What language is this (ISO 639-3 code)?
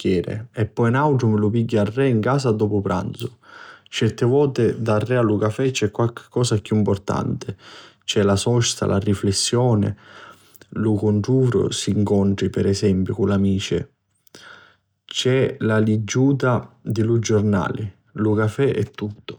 scn